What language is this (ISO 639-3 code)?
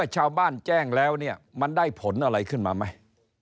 tha